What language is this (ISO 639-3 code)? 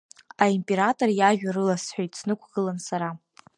abk